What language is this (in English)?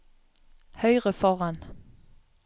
Norwegian